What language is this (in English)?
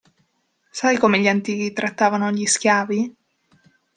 Italian